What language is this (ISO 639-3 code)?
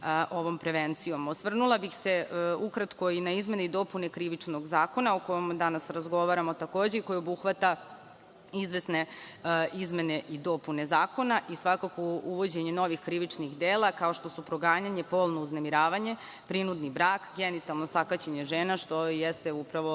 srp